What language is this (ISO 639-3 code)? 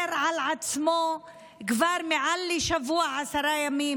heb